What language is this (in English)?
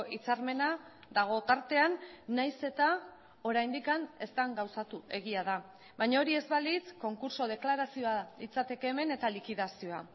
Basque